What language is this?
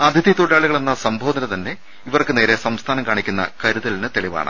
Malayalam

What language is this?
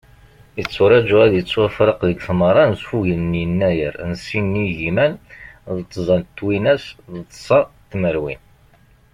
Kabyle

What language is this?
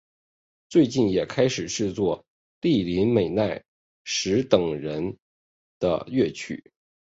Chinese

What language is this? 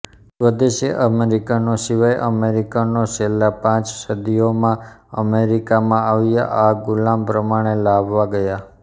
Gujarati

